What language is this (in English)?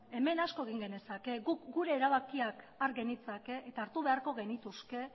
Basque